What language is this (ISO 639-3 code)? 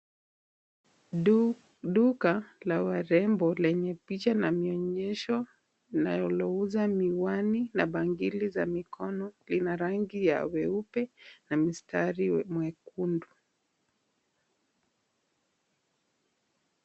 swa